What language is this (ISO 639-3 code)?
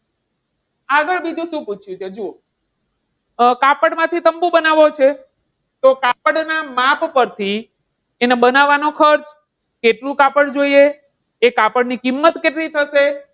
guj